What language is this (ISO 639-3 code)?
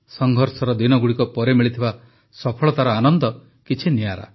ori